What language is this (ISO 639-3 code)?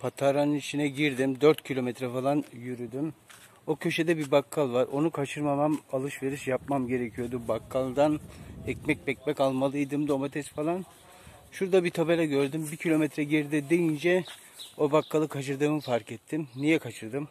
tur